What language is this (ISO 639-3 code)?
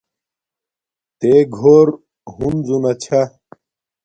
dmk